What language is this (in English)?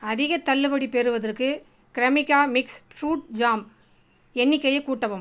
Tamil